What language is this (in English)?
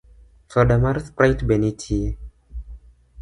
Luo (Kenya and Tanzania)